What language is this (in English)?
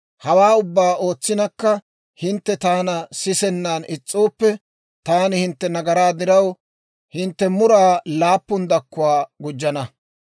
Dawro